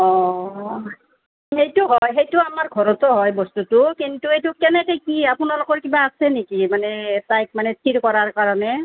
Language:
Assamese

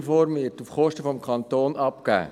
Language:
Swiss German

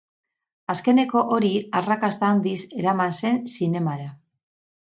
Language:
Basque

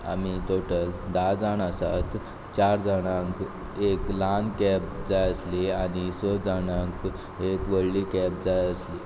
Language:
Konkani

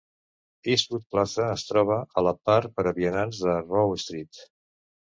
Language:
Catalan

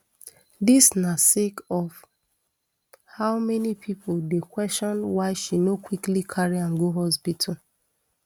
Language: Nigerian Pidgin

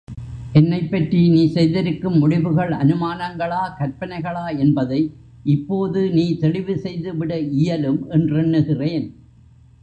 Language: Tamil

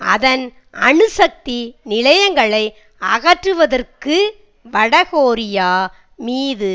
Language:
Tamil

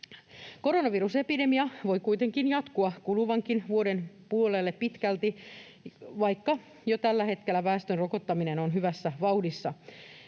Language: Finnish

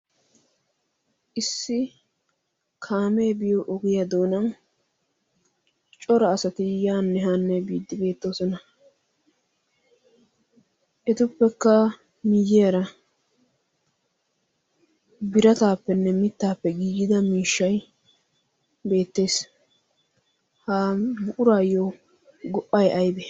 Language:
Wolaytta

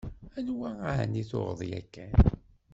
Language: Kabyle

